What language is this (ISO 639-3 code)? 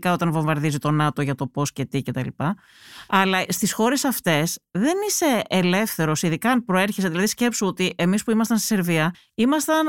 ell